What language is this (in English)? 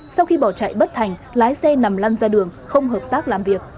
Vietnamese